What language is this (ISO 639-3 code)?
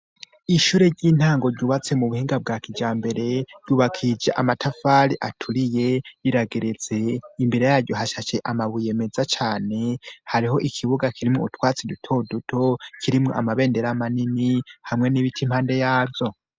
run